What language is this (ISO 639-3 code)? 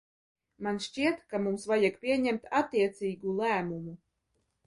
lav